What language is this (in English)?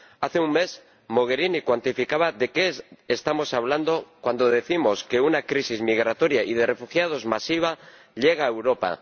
Spanish